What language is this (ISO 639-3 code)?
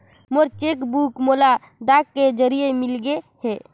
hne